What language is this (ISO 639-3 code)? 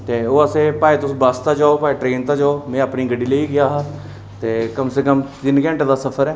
doi